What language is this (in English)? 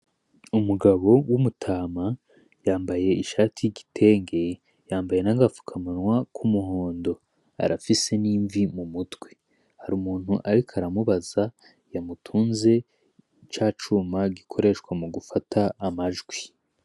Rundi